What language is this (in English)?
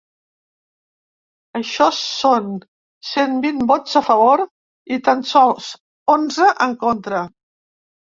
Catalan